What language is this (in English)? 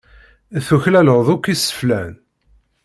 Kabyle